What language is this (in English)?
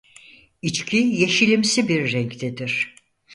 Turkish